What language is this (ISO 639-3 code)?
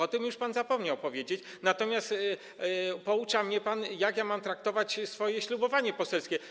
pol